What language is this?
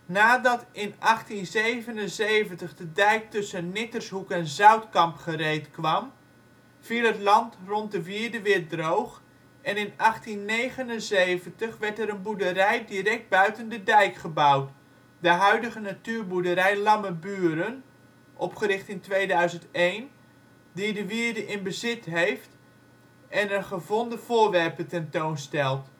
Dutch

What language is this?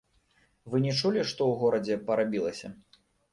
Belarusian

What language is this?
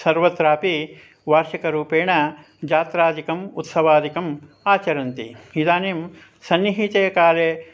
Sanskrit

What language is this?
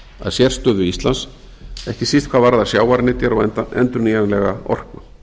Icelandic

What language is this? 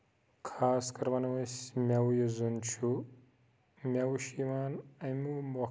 Kashmiri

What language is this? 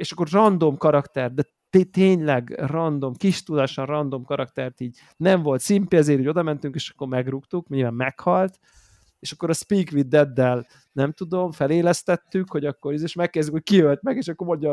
Hungarian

